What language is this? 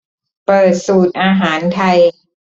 Thai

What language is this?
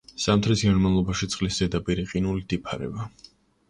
Georgian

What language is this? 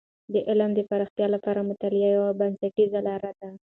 Pashto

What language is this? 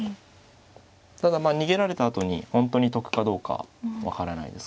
Japanese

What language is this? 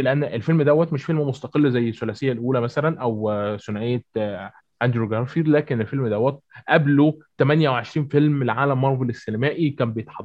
Arabic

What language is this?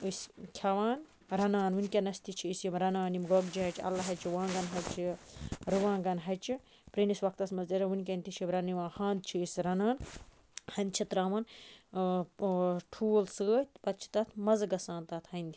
Kashmiri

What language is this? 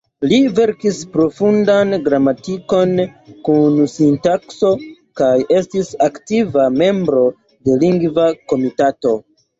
Esperanto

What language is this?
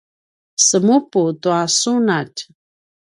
Paiwan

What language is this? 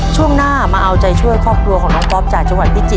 Thai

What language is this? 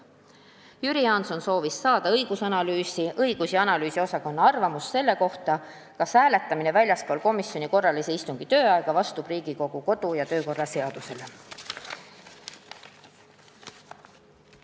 Estonian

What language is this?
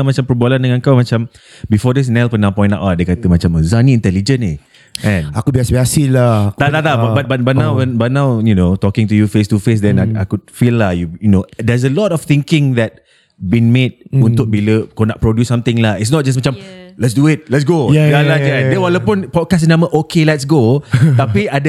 Malay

